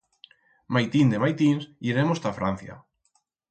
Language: Aragonese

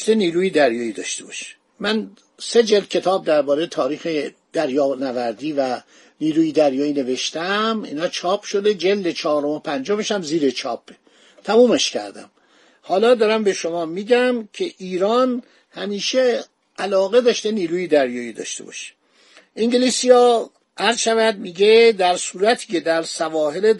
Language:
Persian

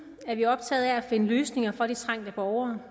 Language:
Danish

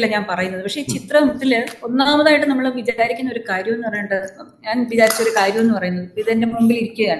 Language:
Malayalam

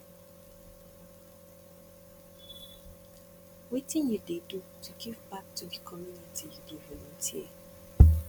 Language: Nigerian Pidgin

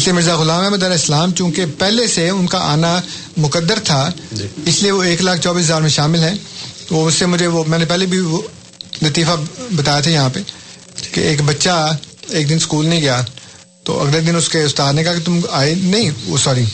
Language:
Urdu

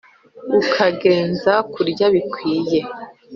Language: Kinyarwanda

